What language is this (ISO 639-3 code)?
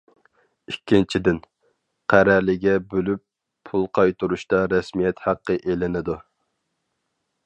uig